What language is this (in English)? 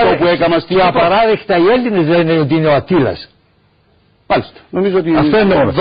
Greek